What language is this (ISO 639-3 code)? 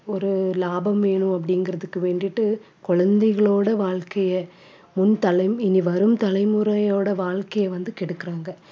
tam